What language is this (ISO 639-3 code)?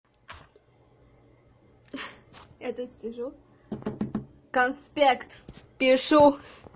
rus